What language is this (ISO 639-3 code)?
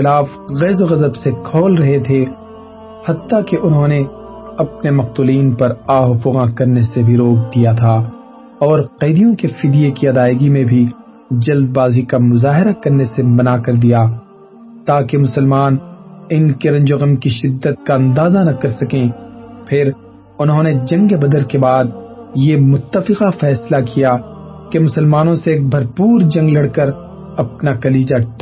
urd